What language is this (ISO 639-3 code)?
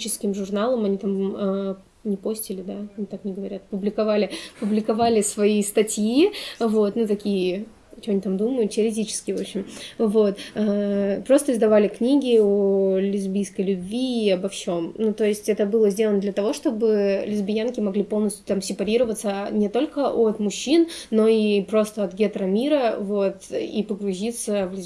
rus